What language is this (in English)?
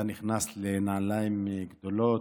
Hebrew